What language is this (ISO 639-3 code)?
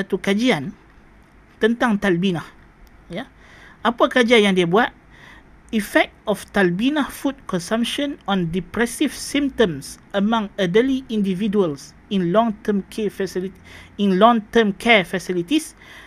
msa